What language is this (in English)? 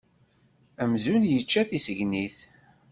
Kabyle